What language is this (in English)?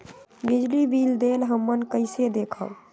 Magahi